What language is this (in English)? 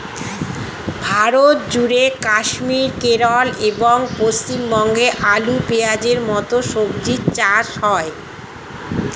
Bangla